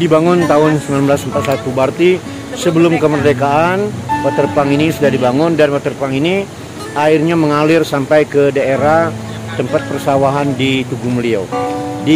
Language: Indonesian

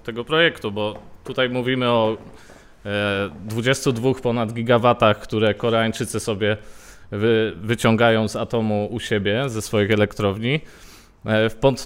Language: Polish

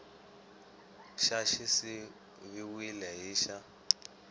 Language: Tsonga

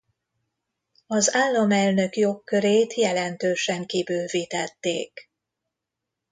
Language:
Hungarian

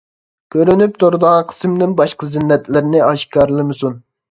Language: Uyghur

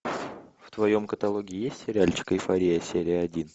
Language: Russian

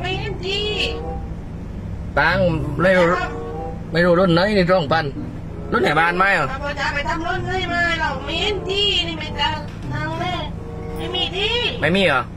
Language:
Thai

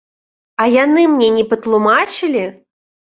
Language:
Belarusian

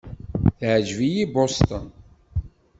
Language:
Kabyle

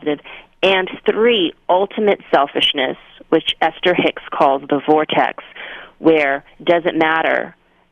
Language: English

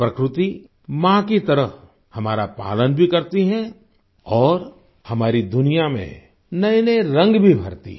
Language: Hindi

